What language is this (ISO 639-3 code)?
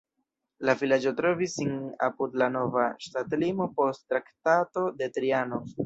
epo